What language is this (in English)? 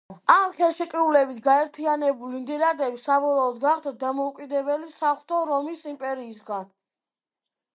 Georgian